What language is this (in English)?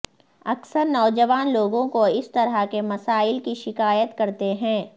Urdu